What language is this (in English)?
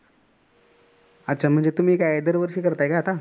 Marathi